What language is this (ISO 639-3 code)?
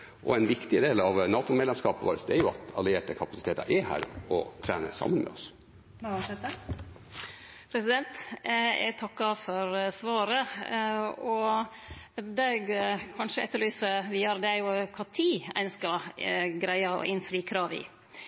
nor